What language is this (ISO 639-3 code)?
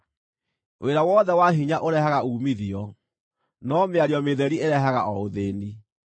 kik